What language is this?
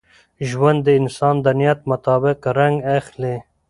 Pashto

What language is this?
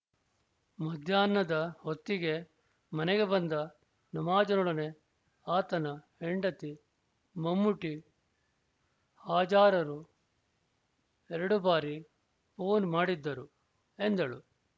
Kannada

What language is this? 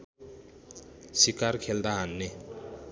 Nepali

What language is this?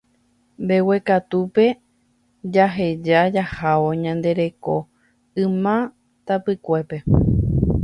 Guarani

